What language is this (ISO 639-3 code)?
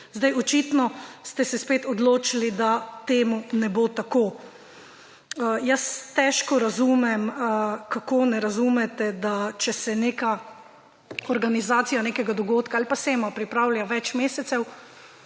slv